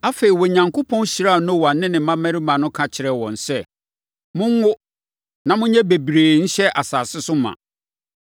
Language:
Akan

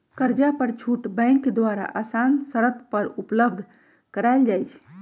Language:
Magahi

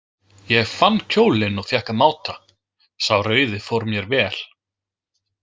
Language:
Icelandic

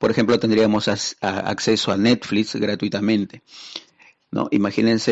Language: Spanish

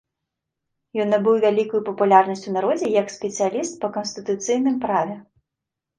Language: Belarusian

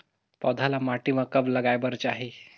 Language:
Chhattisgarhi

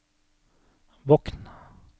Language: Norwegian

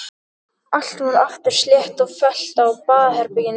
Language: Icelandic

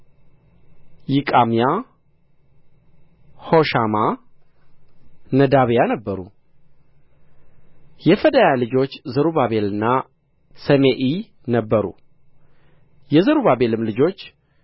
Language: Amharic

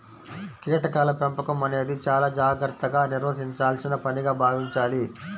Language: Telugu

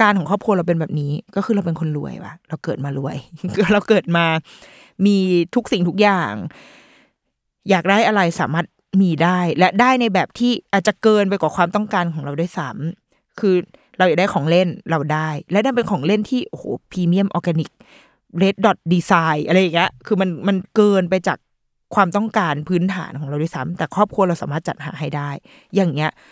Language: Thai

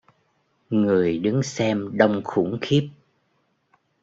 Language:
Vietnamese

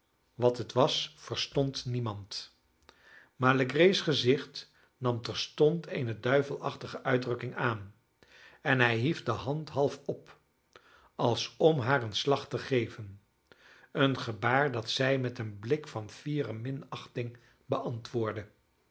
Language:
Dutch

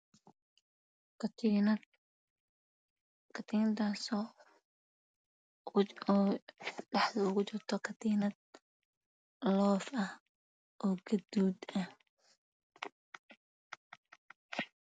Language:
Somali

